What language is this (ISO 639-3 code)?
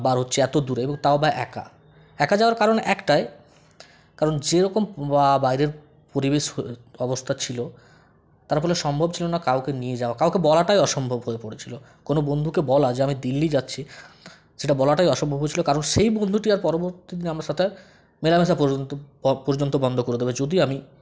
ben